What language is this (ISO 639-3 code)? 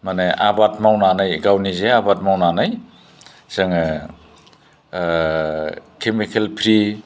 brx